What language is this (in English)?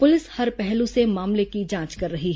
Hindi